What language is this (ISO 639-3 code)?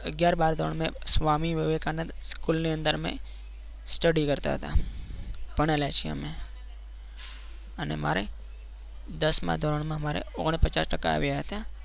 guj